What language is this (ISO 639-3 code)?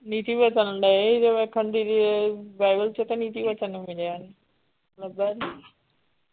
pan